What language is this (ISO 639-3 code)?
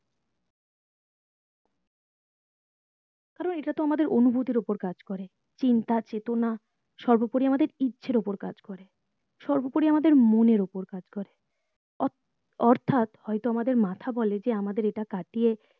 ben